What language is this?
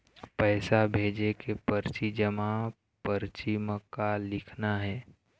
Chhattisgarhi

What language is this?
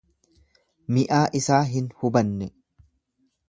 Oromo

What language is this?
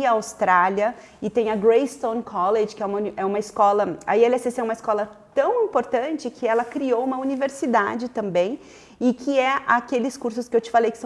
Portuguese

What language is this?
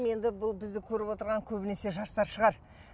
Kazakh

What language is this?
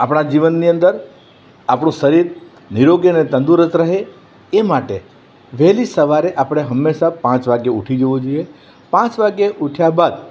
Gujarati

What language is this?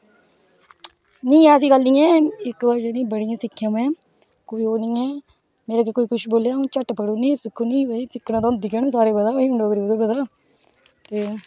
Dogri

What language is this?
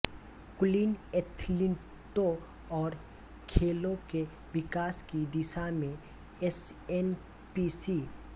Hindi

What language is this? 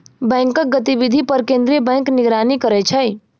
Maithili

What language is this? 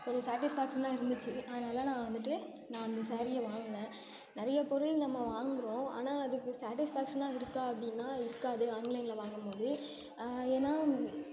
Tamil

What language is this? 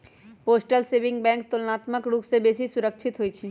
Magahi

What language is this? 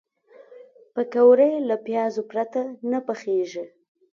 Pashto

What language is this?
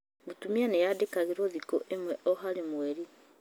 Kikuyu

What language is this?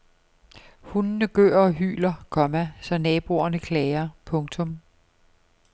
Danish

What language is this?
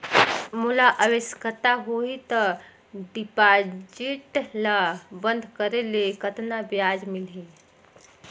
Chhattisgarhi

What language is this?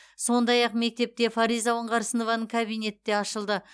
Kazakh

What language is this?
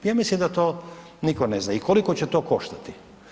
Croatian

